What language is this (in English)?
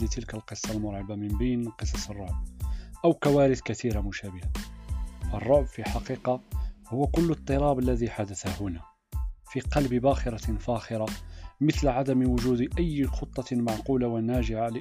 Arabic